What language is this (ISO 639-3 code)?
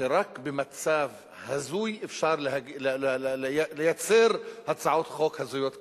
heb